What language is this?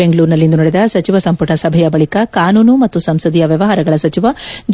Kannada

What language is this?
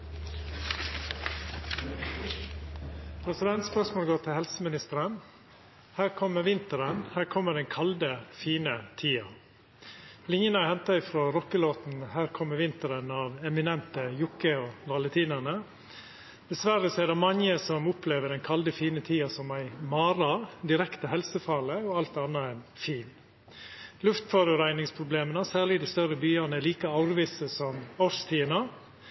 Norwegian Nynorsk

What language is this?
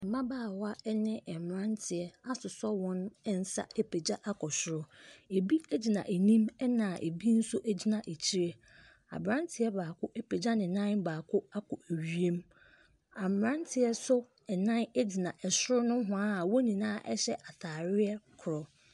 Akan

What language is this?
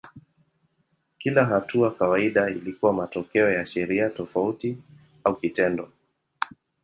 Swahili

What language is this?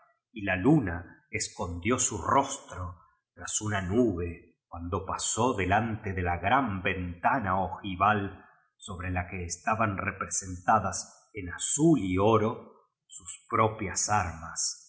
Spanish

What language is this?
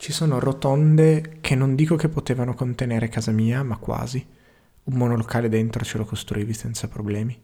Italian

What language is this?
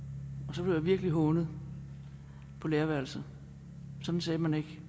Danish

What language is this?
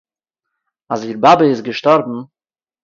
Yiddish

